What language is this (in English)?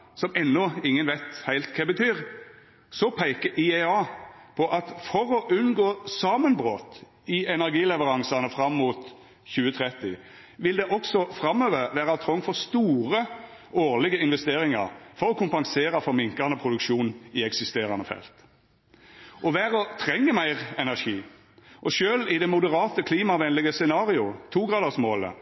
Norwegian Nynorsk